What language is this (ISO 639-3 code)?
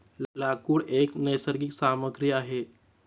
mar